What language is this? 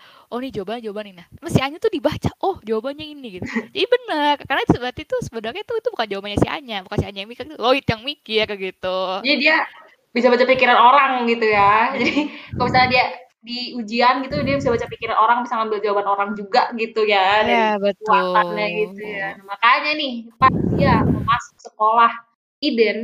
Indonesian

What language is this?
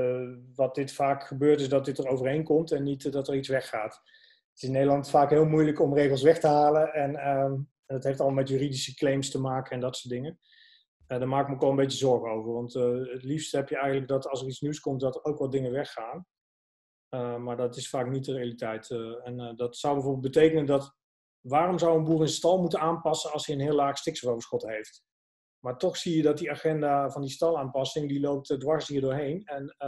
Dutch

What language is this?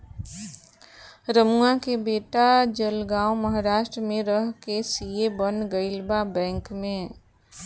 Bhojpuri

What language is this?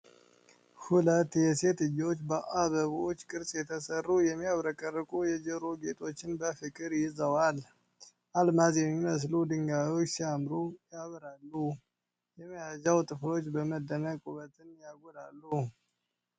Amharic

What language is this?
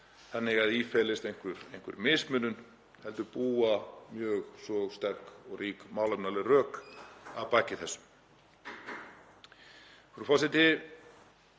Icelandic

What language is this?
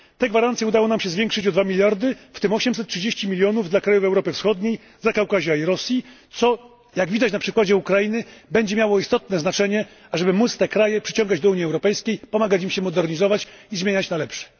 Polish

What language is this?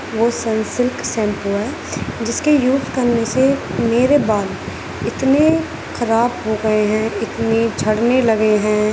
Urdu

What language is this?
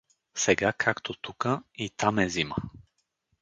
Bulgarian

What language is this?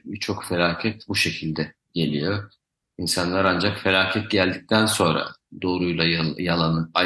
Turkish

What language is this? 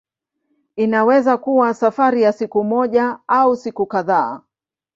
Swahili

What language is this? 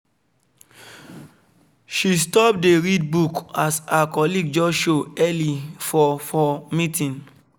Nigerian Pidgin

